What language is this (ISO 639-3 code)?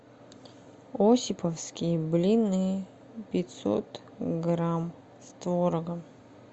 rus